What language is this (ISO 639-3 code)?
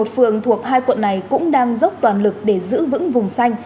vie